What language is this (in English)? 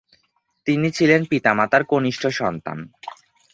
Bangla